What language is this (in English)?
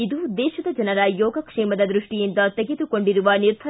Kannada